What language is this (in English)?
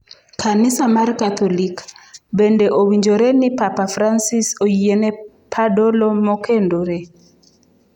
Luo (Kenya and Tanzania)